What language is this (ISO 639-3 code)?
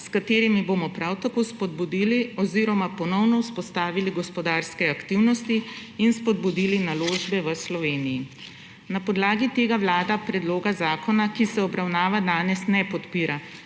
slv